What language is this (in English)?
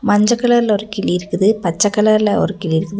Tamil